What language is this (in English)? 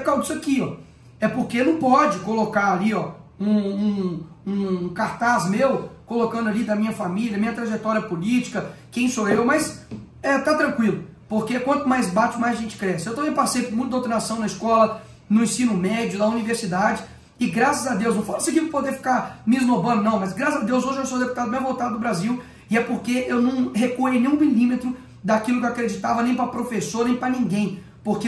Portuguese